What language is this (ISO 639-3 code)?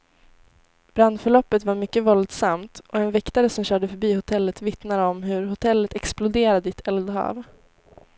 swe